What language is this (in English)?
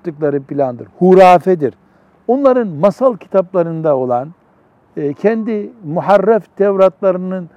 Turkish